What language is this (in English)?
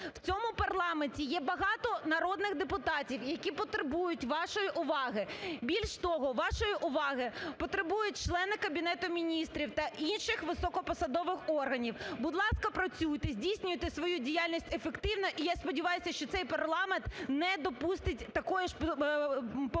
Ukrainian